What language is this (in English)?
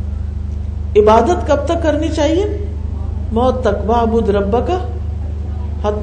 Urdu